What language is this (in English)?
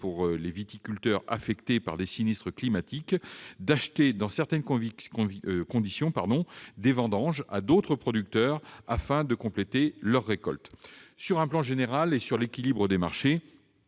French